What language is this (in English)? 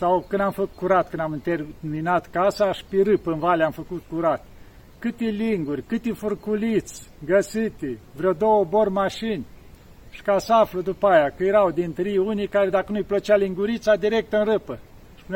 Romanian